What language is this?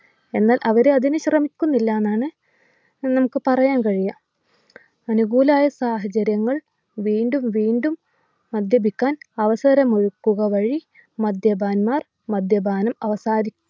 Malayalam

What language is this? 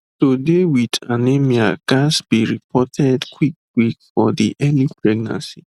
Nigerian Pidgin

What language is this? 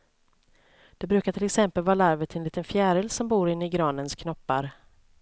Swedish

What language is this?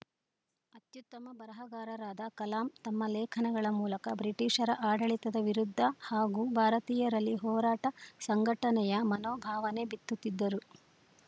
Kannada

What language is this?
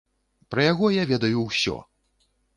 Belarusian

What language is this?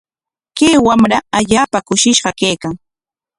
Corongo Ancash Quechua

